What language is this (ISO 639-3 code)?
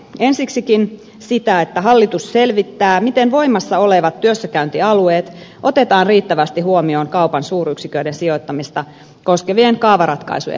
fin